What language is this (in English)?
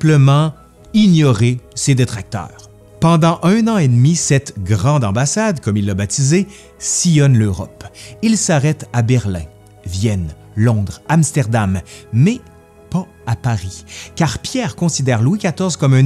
French